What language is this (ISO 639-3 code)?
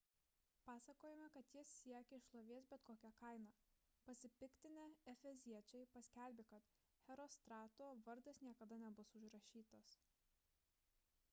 lit